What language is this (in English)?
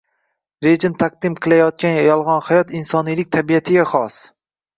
Uzbek